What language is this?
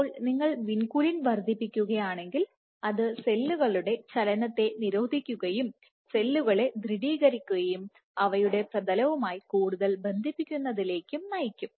Malayalam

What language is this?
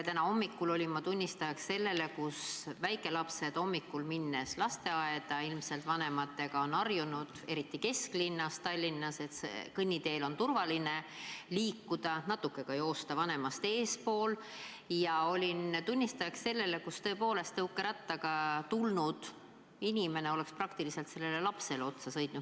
Estonian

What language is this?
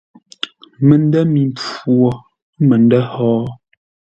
Ngombale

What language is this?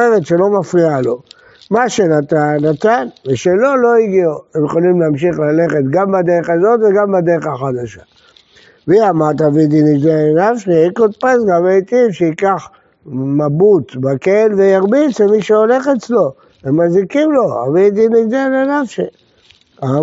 Hebrew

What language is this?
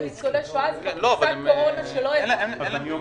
Hebrew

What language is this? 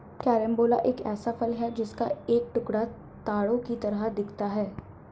Hindi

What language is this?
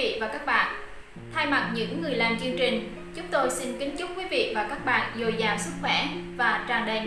Vietnamese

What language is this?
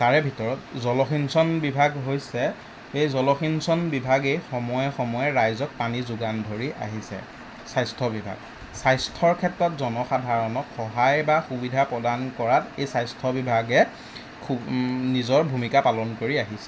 Assamese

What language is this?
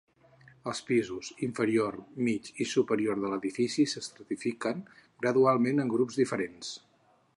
Catalan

